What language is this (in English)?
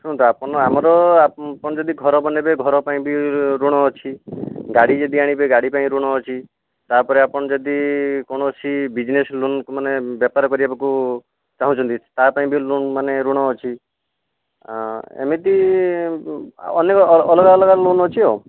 Odia